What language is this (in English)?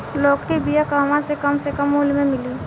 Bhojpuri